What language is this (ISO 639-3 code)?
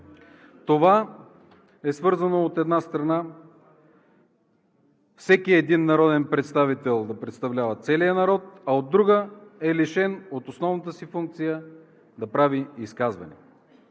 bul